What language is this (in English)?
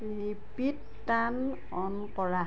Assamese